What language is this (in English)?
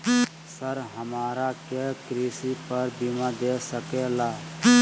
Magahi